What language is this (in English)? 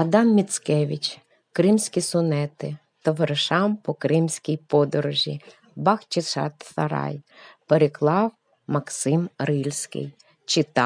Ukrainian